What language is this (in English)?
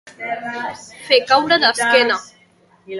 Catalan